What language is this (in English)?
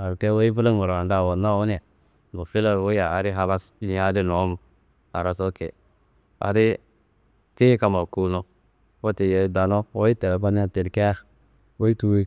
Kanembu